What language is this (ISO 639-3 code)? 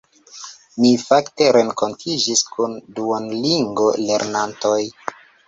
epo